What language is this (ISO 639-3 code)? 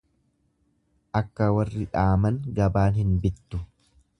orm